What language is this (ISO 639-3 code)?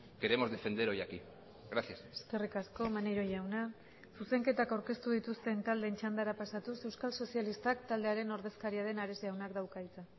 eus